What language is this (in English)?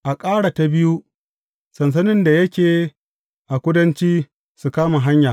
Hausa